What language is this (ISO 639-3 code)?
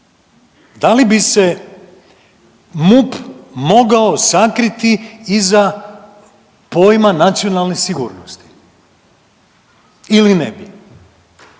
hrv